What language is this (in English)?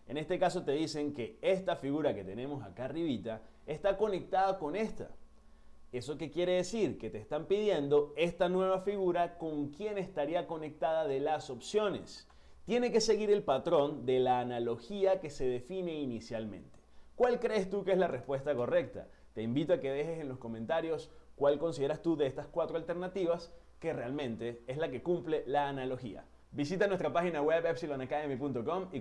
Spanish